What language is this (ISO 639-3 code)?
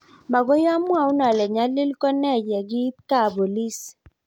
kln